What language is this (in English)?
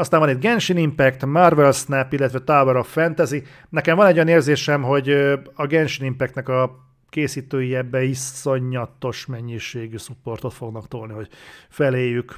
Hungarian